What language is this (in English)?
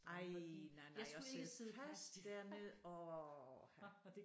Danish